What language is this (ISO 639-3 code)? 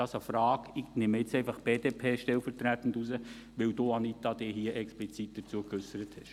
gsw